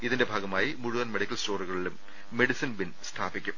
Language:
Malayalam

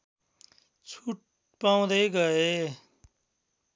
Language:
Nepali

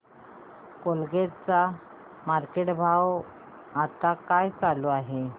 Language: Marathi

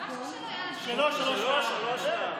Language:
Hebrew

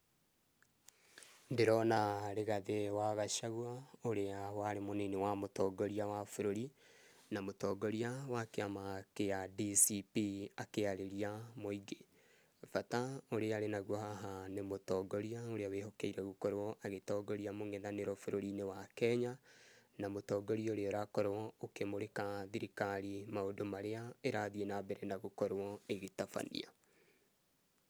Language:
Kikuyu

